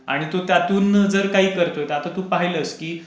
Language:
Marathi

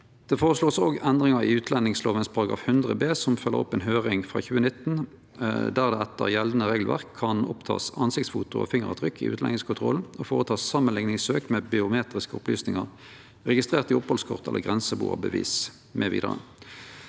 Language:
Norwegian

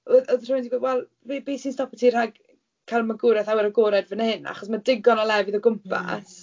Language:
Welsh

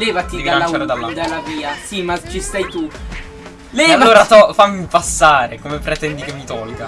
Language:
Italian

